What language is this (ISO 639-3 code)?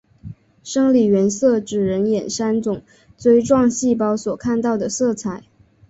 zho